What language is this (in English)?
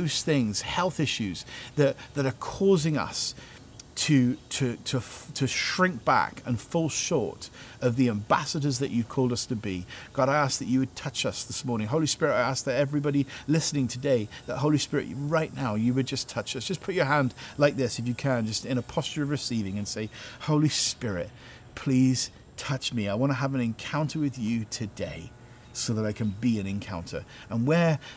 English